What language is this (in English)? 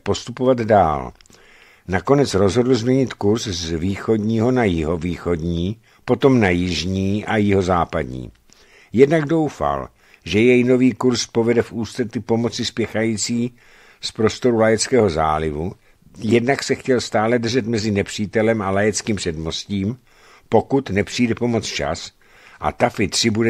Czech